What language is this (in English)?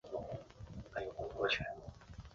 Chinese